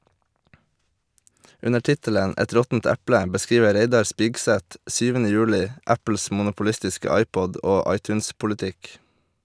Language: Norwegian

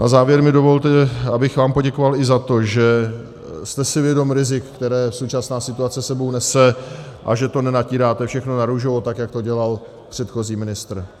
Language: Czech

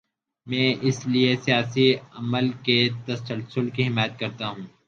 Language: Urdu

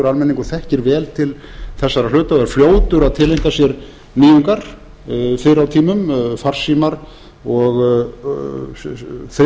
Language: Icelandic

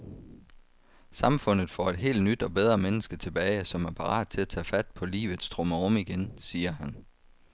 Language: Danish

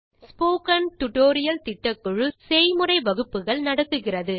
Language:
Tamil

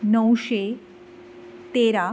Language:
Konkani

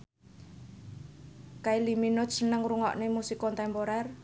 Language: Javanese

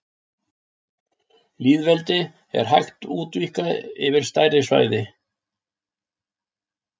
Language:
Icelandic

